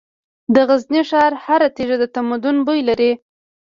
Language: Pashto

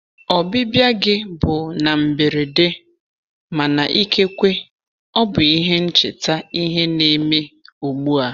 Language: Igbo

